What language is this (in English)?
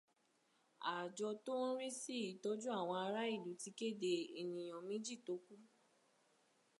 Yoruba